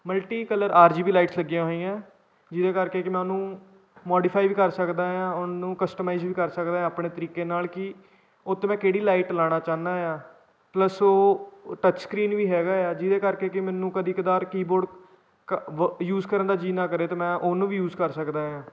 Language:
Punjabi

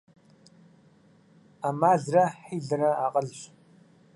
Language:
Kabardian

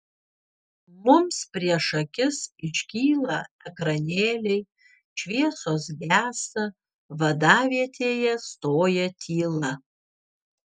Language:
Lithuanian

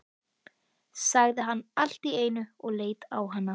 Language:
Icelandic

